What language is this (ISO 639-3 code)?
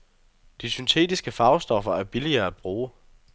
dan